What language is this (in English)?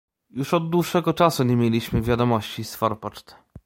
Polish